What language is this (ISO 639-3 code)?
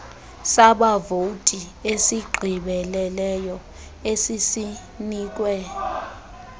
xho